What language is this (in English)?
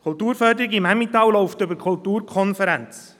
Swiss German